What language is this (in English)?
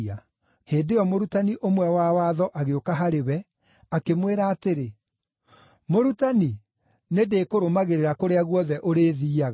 Kikuyu